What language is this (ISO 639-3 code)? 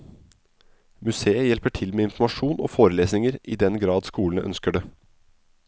nor